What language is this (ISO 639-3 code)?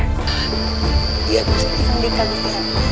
ind